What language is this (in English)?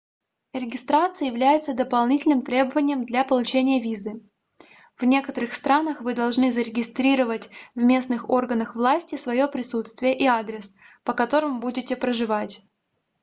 Russian